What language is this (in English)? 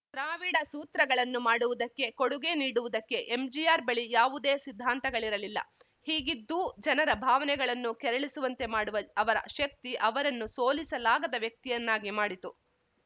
Kannada